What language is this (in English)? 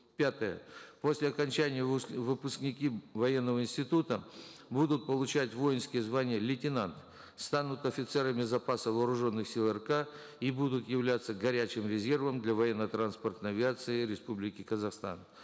Kazakh